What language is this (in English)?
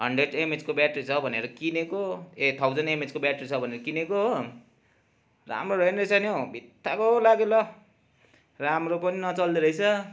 Nepali